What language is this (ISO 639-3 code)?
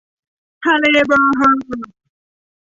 tha